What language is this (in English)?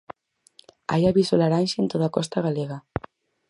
Galician